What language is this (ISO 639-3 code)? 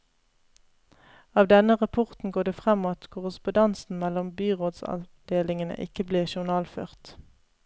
nor